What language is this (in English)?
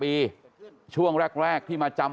Thai